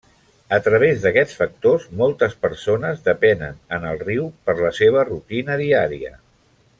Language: Catalan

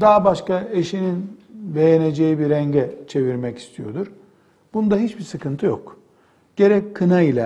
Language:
Turkish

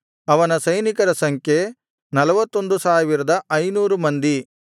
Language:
Kannada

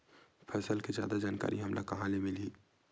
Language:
Chhattisgarhi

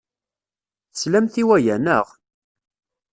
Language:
Kabyle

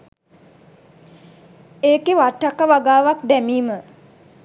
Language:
Sinhala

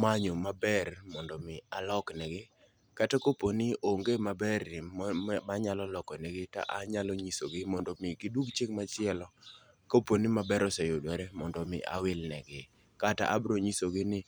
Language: Luo (Kenya and Tanzania)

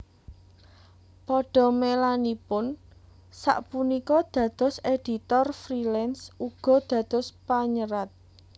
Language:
Javanese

